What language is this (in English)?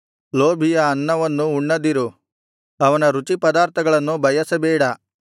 Kannada